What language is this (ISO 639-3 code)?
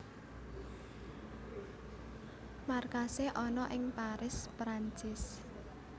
jav